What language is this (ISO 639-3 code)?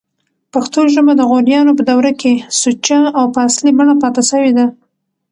pus